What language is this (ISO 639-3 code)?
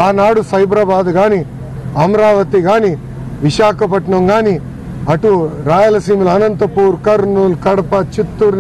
hin